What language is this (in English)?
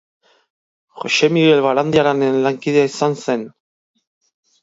Basque